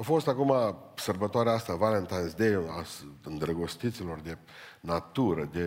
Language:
Romanian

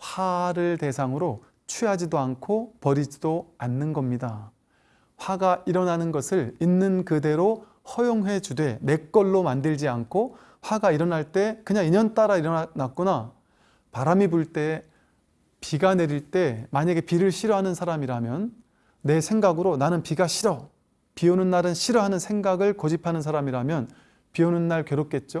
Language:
Korean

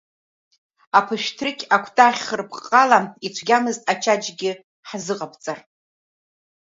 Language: Abkhazian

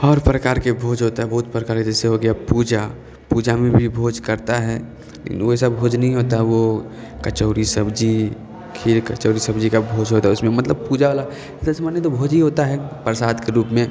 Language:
Maithili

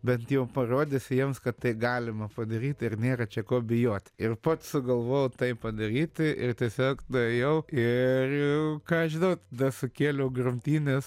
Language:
Lithuanian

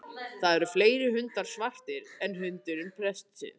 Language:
Icelandic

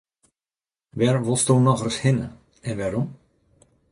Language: Western Frisian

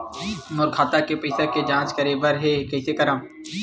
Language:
Chhattisgarhi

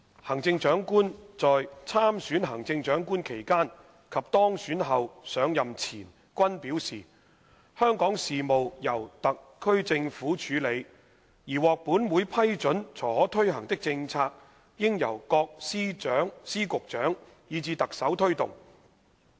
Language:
Cantonese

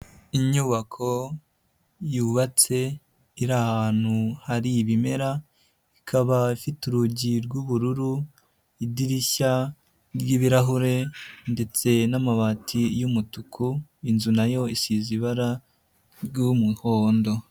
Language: Kinyarwanda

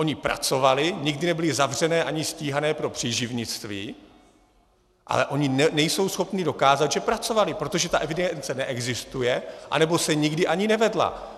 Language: Czech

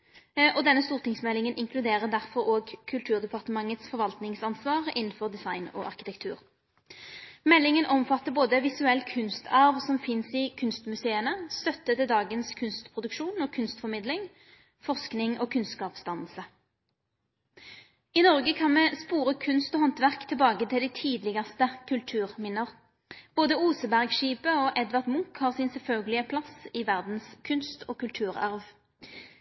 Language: Norwegian Nynorsk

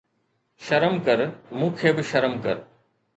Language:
Sindhi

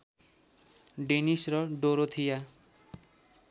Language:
Nepali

